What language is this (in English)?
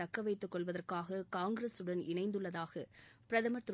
Tamil